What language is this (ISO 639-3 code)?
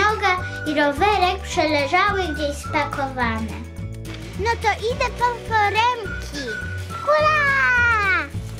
pol